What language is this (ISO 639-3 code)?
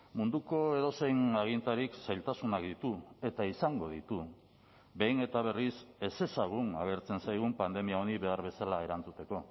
eus